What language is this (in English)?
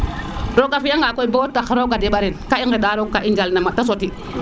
Serer